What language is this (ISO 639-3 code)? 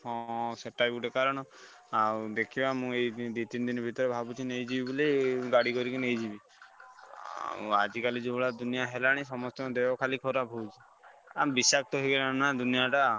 ori